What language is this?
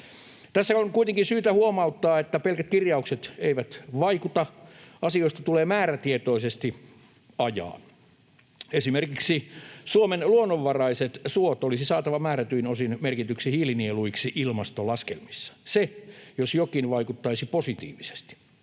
Finnish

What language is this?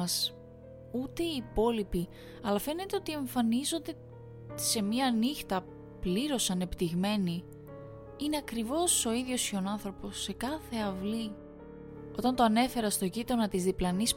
Greek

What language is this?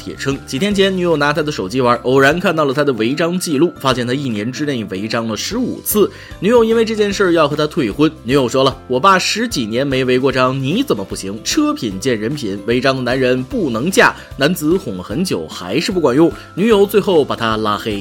Chinese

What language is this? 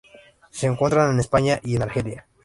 Spanish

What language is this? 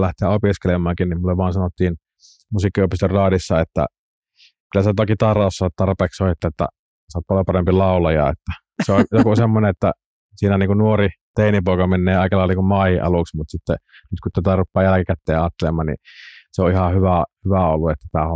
Finnish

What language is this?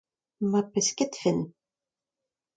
Breton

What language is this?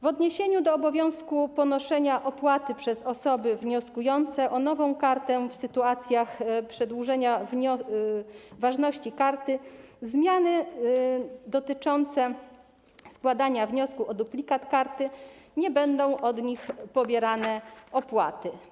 Polish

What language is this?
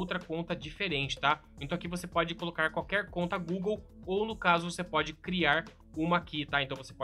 Portuguese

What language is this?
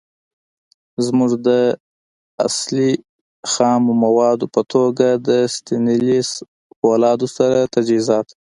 Pashto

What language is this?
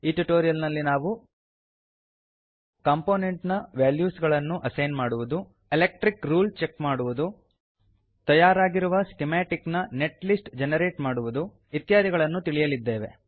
Kannada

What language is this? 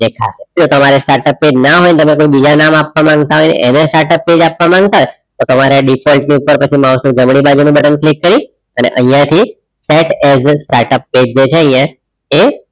Gujarati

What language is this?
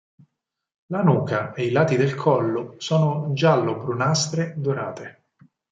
Italian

